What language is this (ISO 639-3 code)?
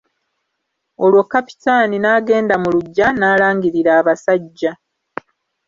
lug